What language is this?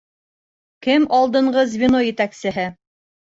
Bashkir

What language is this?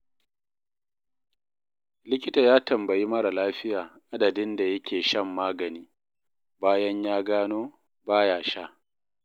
Hausa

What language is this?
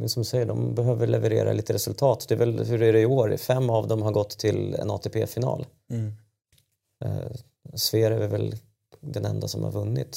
Swedish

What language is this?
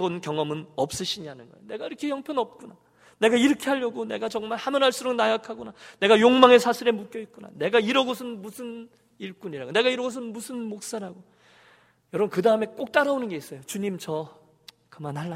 Korean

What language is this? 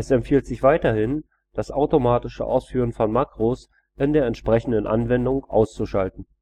German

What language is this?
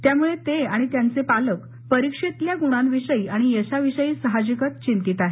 Marathi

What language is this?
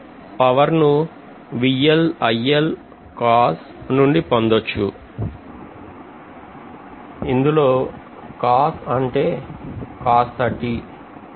Telugu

